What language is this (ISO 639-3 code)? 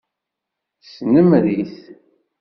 kab